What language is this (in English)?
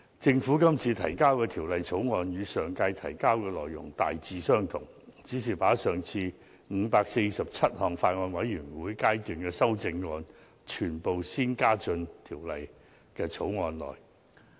Cantonese